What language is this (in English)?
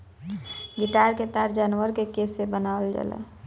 Bhojpuri